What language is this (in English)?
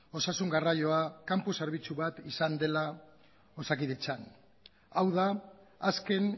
Basque